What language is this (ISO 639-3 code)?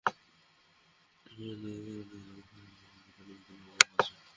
ben